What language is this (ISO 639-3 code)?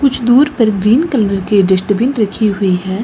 hin